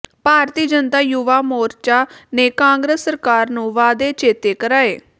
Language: Punjabi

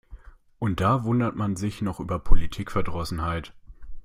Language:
German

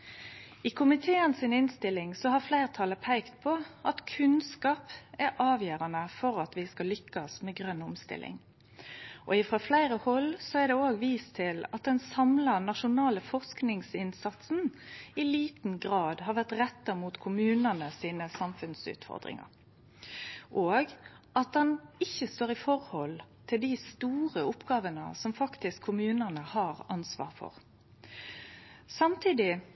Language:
Norwegian Nynorsk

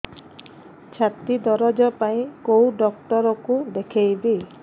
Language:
Odia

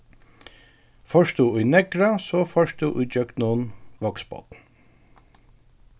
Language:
Faroese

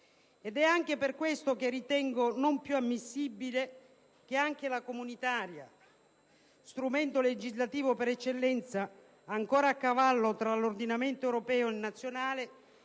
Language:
Italian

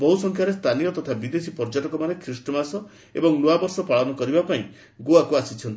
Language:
Odia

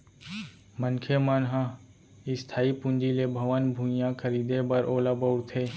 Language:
Chhattisgarhi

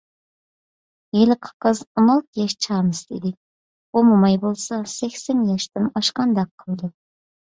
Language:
Uyghur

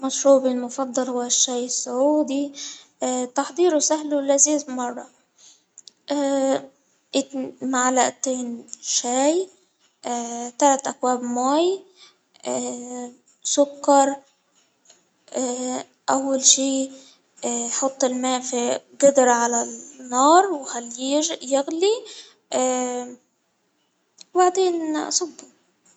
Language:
Hijazi Arabic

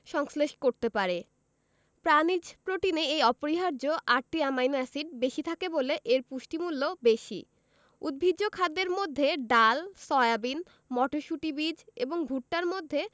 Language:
Bangla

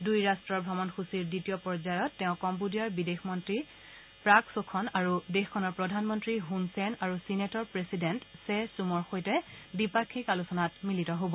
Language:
Assamese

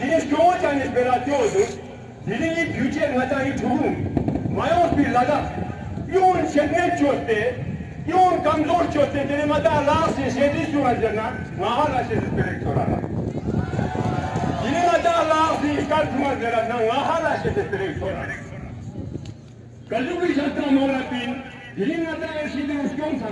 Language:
Romanian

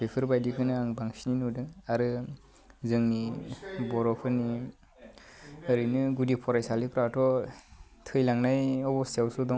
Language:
Bodo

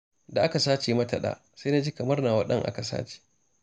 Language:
Hausa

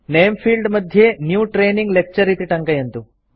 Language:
Sanskrit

